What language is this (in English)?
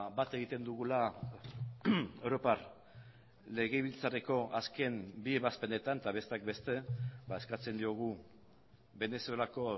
Basque